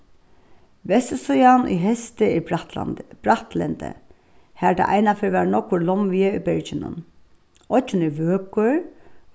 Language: Faroese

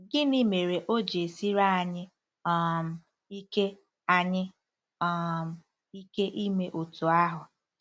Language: Igbo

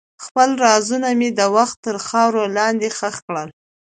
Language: Pashto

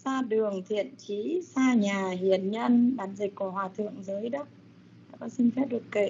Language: Vietnamese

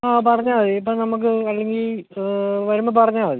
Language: Malayalam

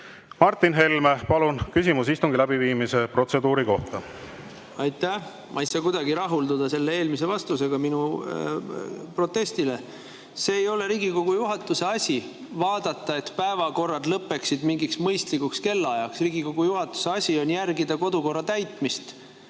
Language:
Estonian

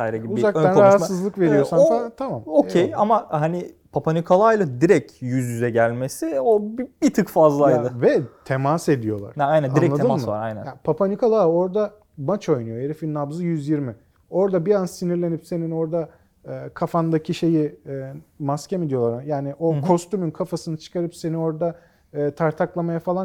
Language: Turkish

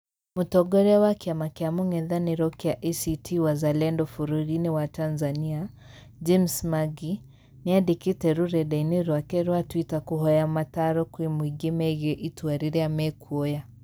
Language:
Kikuyu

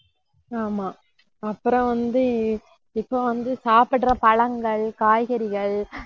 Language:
Tamil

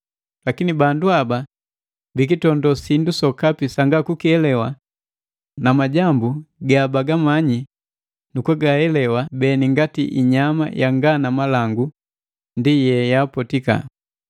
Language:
Matengo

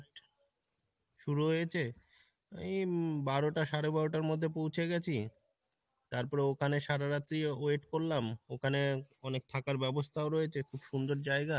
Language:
Bangla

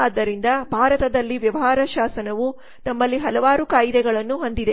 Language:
Kannada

